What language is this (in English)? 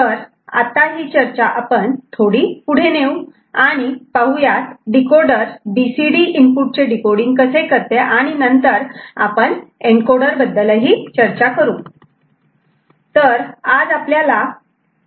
Marathi